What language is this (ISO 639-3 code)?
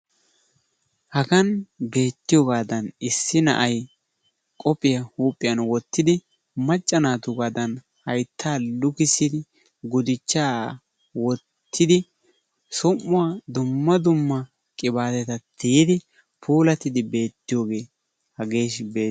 wal